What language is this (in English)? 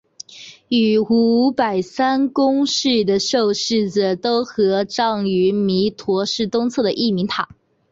Chinese